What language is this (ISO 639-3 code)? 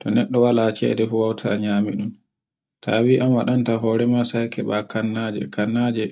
fue